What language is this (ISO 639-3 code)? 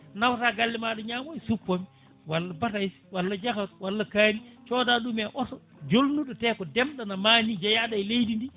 ful